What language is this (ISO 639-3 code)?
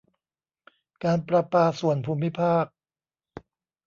tha